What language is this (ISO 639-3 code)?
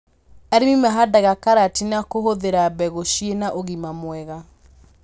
kik